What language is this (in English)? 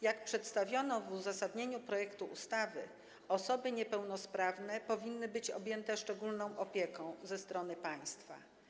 Polish